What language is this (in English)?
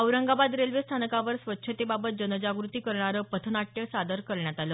Marathi